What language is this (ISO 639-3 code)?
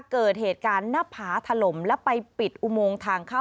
tha